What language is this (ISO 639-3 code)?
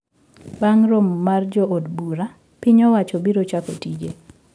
luo